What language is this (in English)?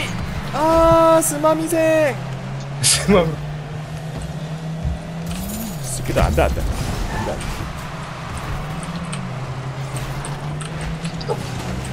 Korean